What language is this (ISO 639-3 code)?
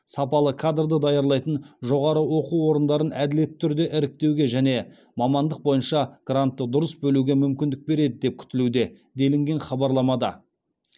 kaz